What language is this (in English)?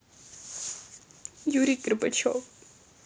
Russian